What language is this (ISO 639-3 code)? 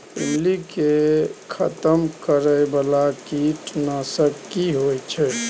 mai